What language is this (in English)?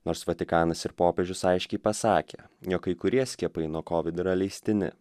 Lithuanian